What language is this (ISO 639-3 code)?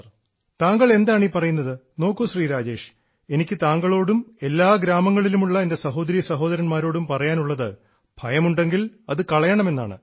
mal